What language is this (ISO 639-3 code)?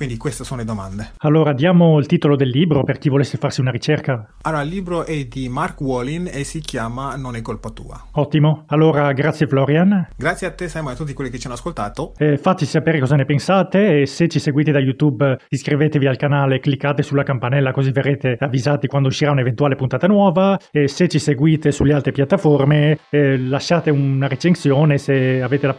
ita